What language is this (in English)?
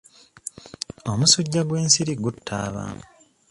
Ganda